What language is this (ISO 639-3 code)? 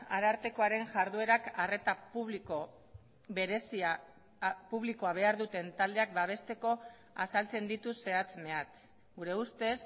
eus